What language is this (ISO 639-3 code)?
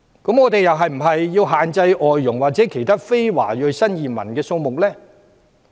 yue